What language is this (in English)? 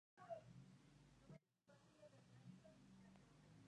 Spanish